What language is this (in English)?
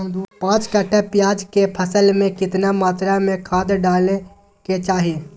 Magahi